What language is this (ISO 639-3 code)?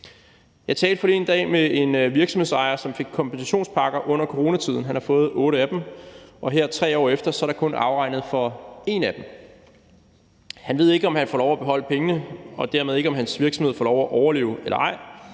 dan